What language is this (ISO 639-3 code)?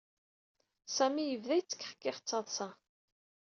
kab